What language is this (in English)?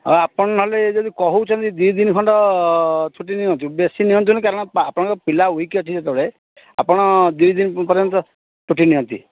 Odia